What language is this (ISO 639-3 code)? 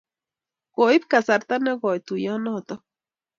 kln